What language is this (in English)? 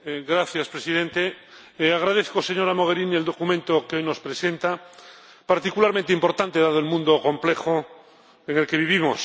Spanish